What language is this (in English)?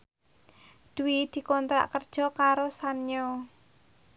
Javanese